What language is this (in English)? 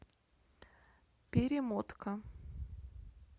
Russian